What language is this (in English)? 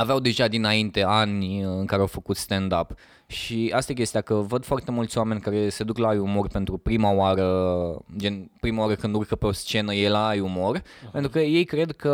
Romanian